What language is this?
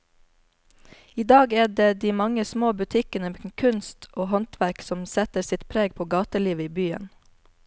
Norwegian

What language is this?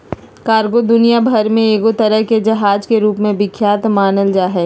Magahi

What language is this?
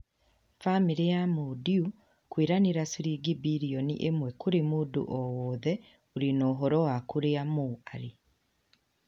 Kikuyu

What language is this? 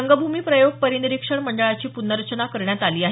Marathi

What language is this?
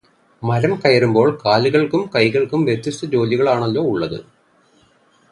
Malayalam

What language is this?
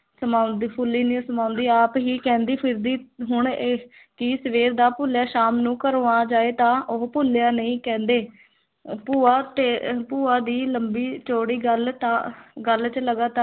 Punjabi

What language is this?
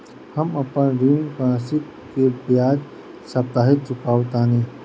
Bhojpuri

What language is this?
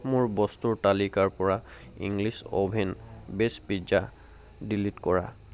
Assamese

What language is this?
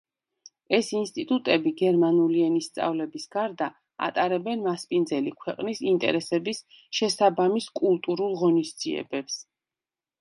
Georgian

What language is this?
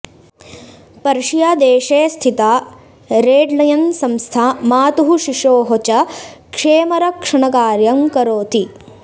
Sanskrit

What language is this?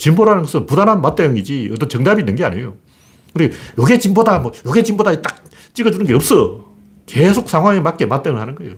Korean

